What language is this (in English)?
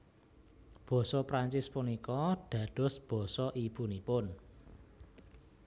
Javanese